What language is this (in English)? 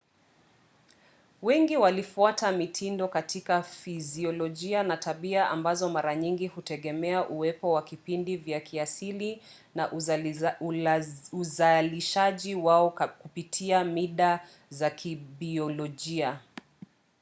Swahili